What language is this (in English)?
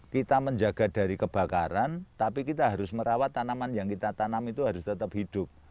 Indonesian